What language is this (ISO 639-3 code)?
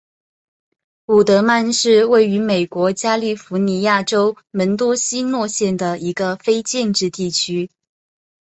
zho